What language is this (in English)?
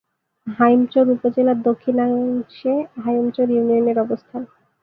Bangla